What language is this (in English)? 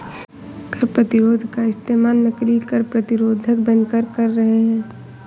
Hindi